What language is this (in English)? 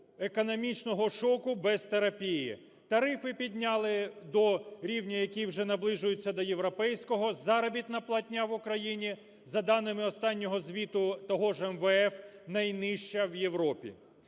Ukrainian